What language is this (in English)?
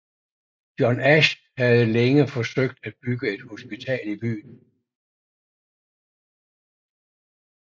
Danish